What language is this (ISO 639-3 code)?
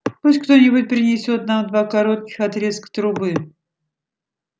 rus